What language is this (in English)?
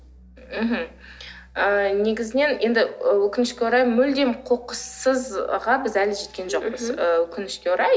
Kazakh